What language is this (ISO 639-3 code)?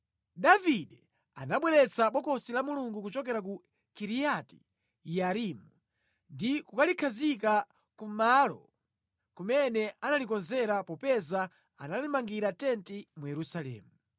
nya